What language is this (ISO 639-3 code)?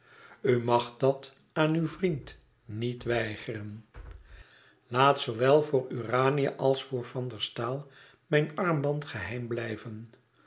nld